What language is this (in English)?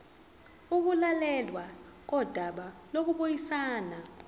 Zulu